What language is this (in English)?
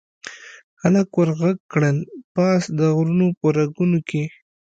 Pashto